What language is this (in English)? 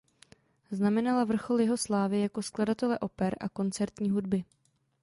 Czech